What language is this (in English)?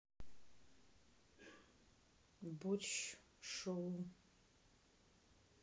Russian